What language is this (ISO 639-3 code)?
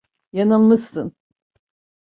tur